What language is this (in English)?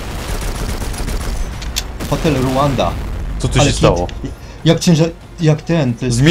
Polish